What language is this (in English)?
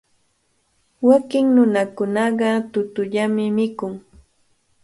Cajatambo North Lima Quechua